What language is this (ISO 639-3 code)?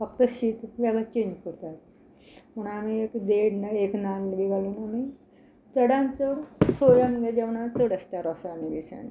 kok